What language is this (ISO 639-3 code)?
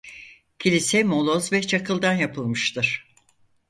tur